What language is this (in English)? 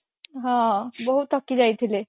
Odia